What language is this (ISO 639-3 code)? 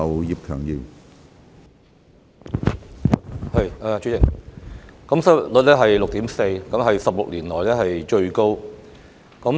yue